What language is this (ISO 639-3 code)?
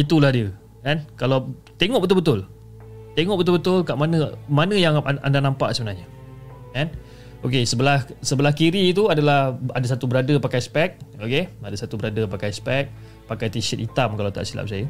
msa